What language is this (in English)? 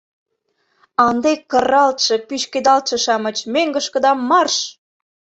Mari